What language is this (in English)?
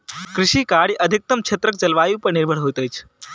Maithili